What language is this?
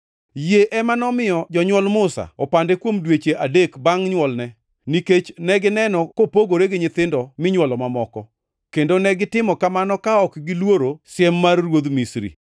Luo (Kenya and Tanzania)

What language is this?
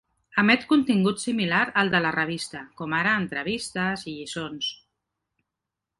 Catalan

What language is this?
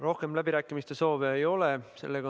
Estonian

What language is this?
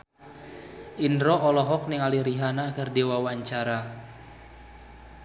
Sundanese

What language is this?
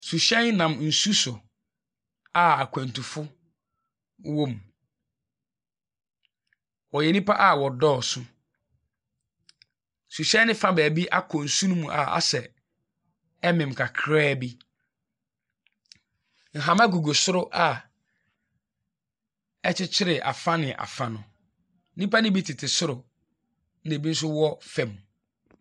Akan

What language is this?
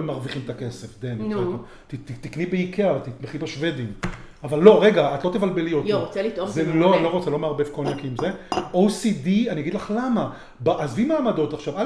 Hebrew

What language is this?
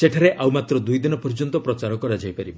Odia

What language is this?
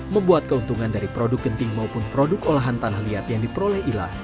Indonesian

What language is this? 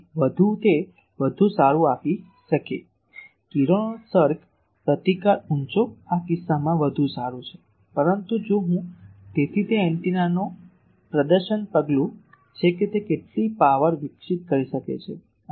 Gujarati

